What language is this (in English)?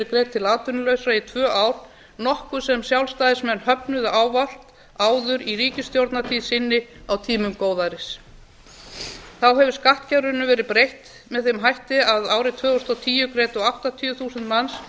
Icelandic